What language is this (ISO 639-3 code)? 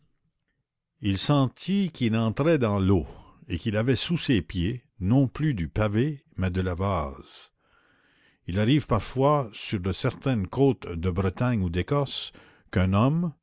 fra